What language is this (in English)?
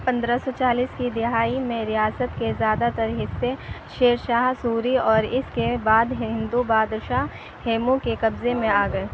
Urdu